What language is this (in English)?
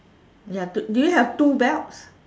English